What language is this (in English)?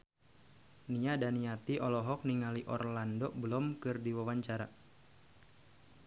Sundanese